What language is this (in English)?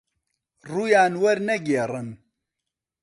Central Kurdish